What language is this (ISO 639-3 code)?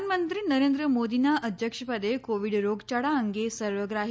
guj